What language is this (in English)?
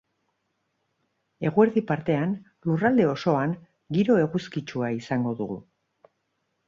Basque